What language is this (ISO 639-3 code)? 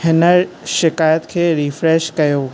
snd